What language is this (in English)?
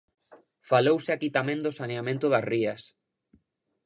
Galician